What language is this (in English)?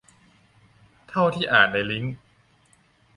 Thai